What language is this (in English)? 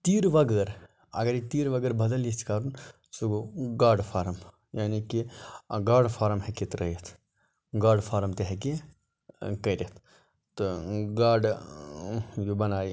Kashmiri